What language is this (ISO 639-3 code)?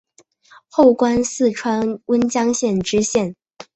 zho